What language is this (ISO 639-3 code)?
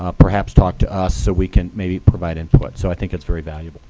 eng